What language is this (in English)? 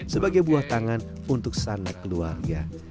Indonesian